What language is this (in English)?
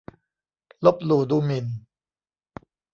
Thai